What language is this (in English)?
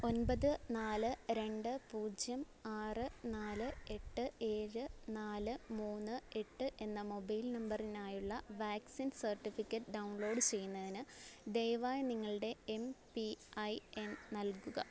Malayalam